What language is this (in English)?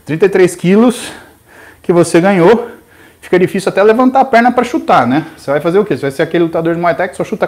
Portuguese